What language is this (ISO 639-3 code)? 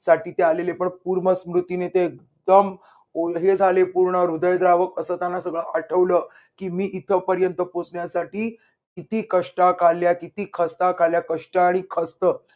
mar